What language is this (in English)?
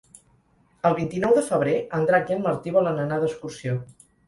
Catalan